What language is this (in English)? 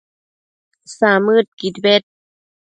Matsés